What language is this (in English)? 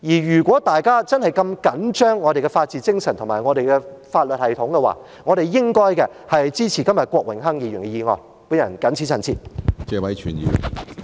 Cantonese